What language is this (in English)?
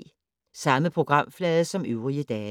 Danish